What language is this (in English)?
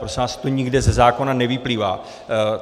Czech